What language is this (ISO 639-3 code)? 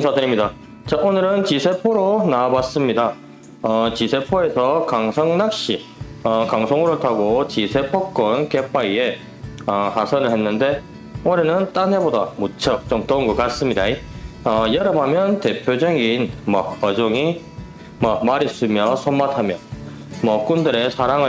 kor